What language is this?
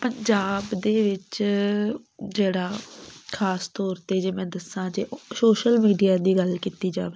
Punjabi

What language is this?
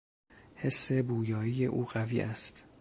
Persian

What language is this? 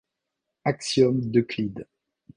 French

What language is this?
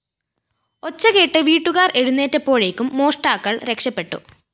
Malayalam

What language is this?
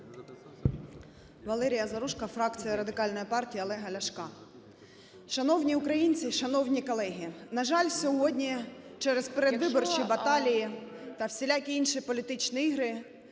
Ukrainian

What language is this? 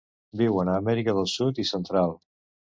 Catalan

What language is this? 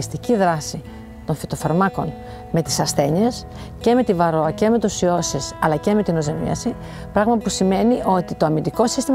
Greek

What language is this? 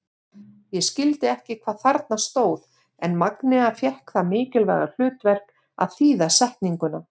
Icelandic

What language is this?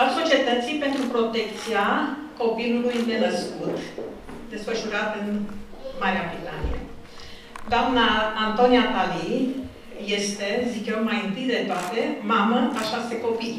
Romanian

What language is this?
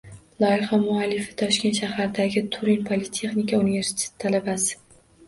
Uzbek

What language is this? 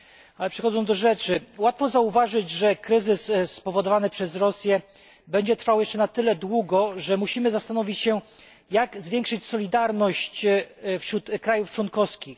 Polish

